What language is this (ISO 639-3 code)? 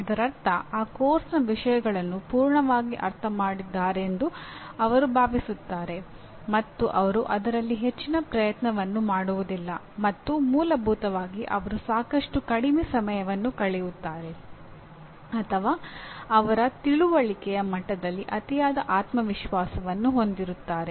kan